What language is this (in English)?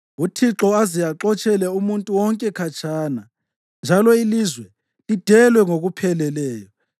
North Ndebele